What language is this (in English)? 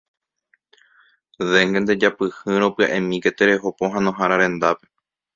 Guarani